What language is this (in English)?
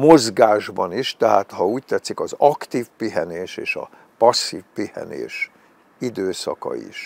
Hungarian